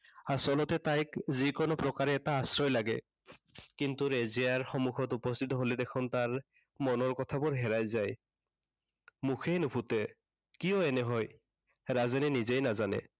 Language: Assamese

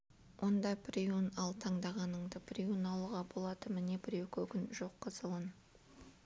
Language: Kazakh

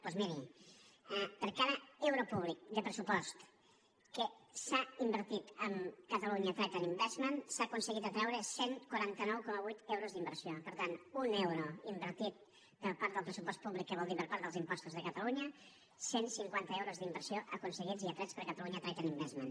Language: Catalan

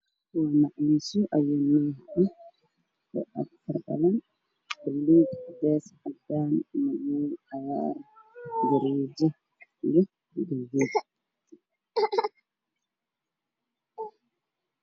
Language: Somali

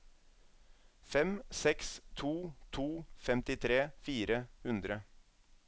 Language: Norwegian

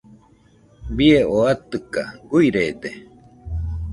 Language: Nüpode Huitoto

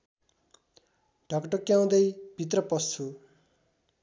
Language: Nepali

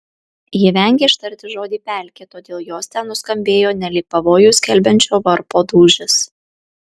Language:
Lithuanian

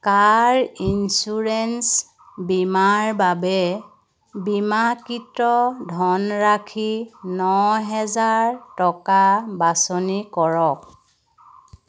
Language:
Assamese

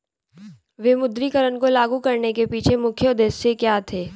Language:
Hindi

